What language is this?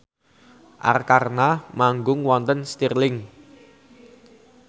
Javanese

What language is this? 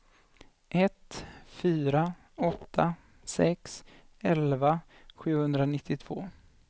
Swedish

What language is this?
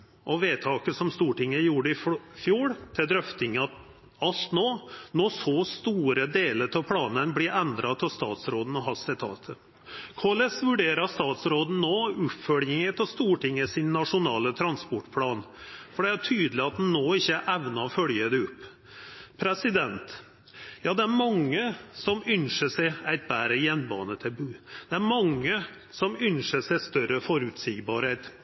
Norwegian Nynorsk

